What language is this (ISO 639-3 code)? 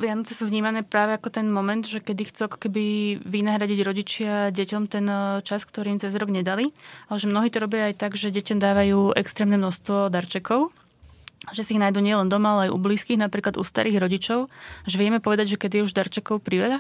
slk